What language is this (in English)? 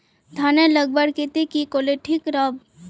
Magahi